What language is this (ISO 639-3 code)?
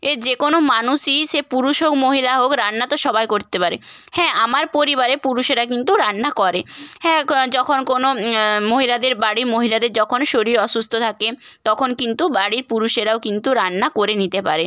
ben